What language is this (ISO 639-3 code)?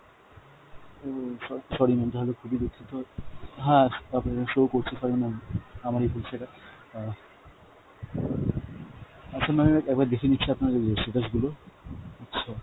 ben